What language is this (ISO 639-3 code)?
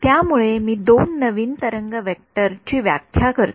mar